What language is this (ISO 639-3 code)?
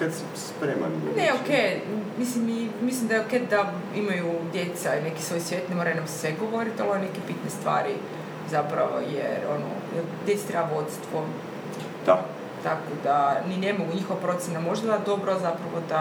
hrv